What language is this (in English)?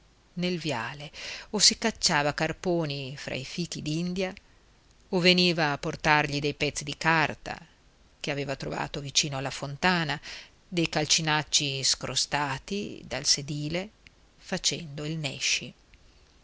Italian